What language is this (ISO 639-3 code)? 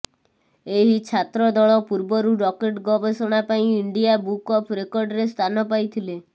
ori